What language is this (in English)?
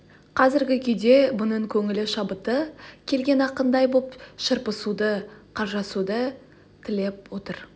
Kazakh